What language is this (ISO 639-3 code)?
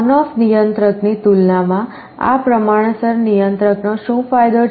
guj